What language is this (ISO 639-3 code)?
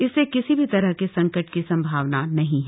hin